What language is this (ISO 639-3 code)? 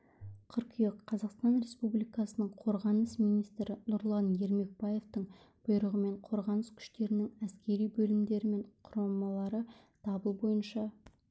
kaz